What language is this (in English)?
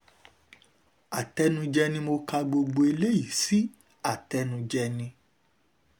Yoruba